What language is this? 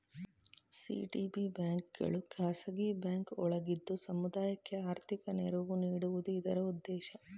Kannada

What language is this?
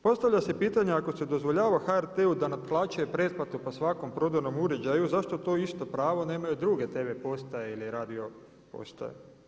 Croatian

